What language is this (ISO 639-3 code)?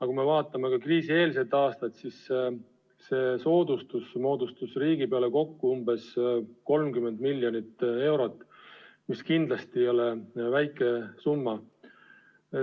est